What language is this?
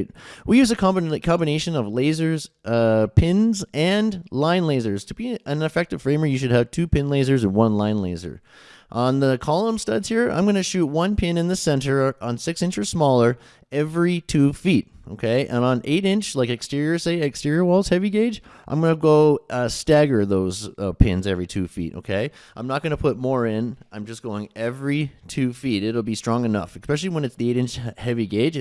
English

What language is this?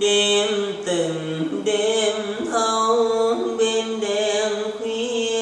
Vietnamese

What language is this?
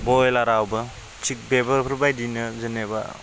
Bodo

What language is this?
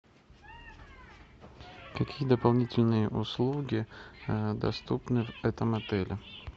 Russian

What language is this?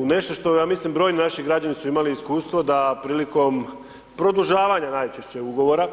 Croatian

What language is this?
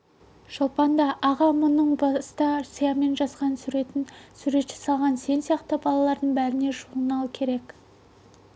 Kazakh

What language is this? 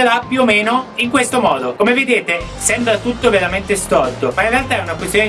Italian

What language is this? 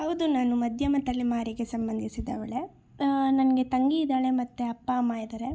Kannada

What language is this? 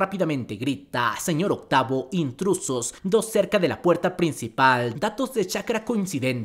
Spanish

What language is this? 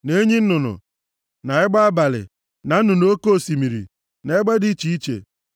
Igbo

